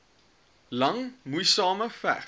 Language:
Afrikaans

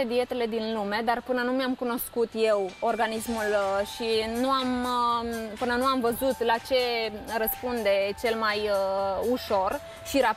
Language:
Romanian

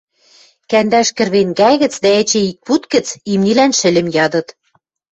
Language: Western Mari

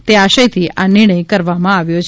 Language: Gujarati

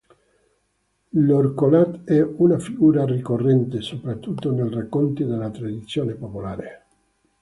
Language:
Italian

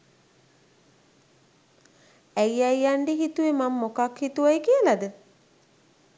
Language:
Sinhala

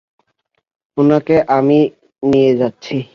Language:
Bangla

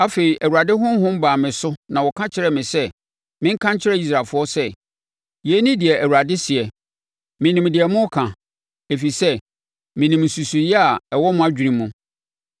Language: Akan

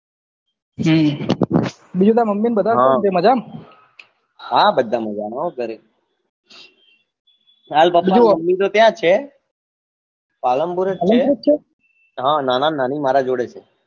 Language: Gujarati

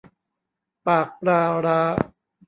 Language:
Thai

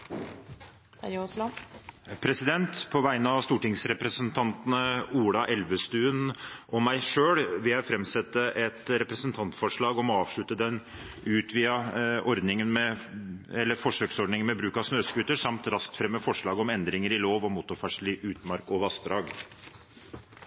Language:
Norwegian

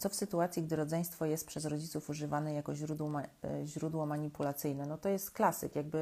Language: Polish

